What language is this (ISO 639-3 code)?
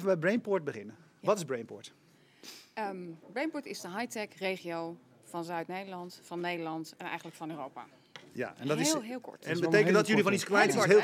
nld